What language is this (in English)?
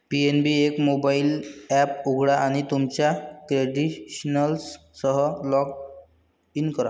Marathi